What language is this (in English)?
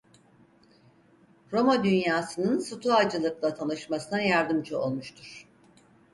Turkish